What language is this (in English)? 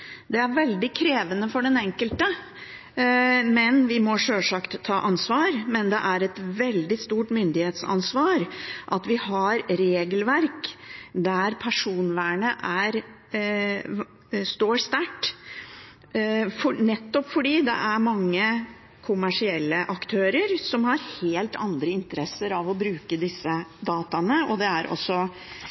Norwegian Bokmål